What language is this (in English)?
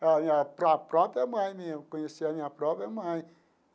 Portuguese